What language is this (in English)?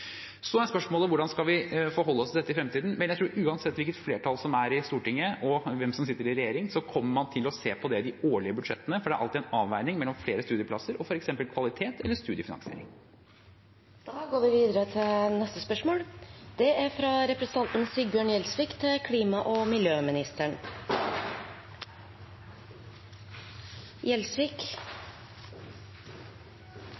Norwegian Bokmål